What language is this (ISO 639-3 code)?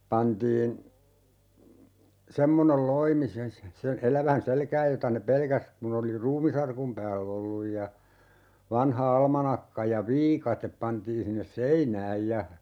fin